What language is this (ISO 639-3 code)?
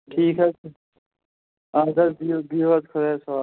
kas